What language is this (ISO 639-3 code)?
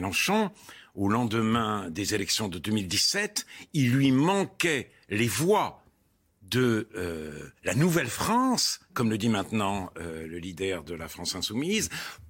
fra